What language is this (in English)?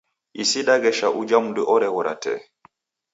Taita